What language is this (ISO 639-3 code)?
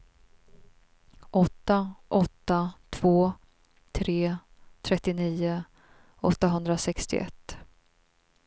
swe